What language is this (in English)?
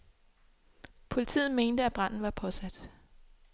Danish